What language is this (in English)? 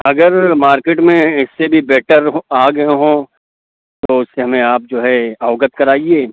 Urdu